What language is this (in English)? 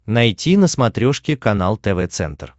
Russian